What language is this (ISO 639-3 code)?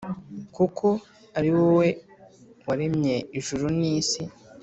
kin